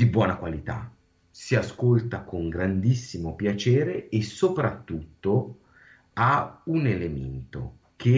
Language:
Italian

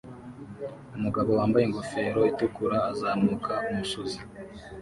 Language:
Kinyarwanda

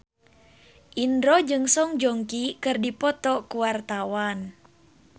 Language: Sundanese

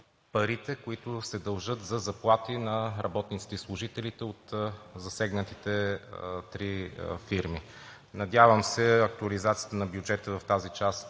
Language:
Bulgarian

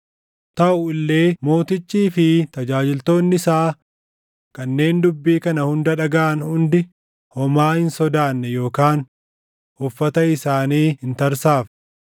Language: Oromo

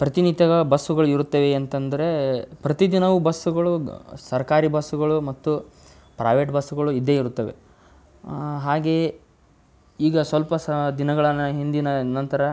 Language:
Kannada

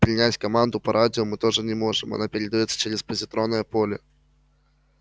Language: Russian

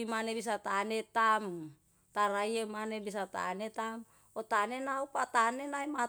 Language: Yalahatan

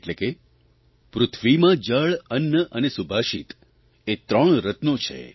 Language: Gujarati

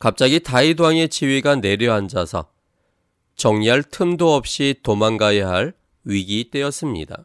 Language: Korean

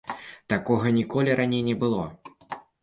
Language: Belarusian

